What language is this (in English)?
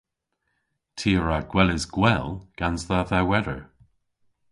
Cornish